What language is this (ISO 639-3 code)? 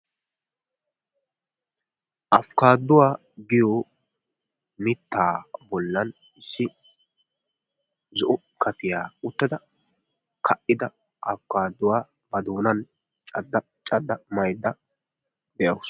wal